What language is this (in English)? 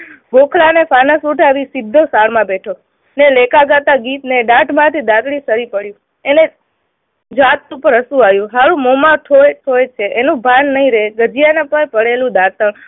Gujarati